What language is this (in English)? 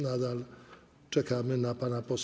Polish